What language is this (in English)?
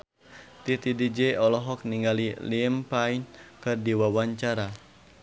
Sundanese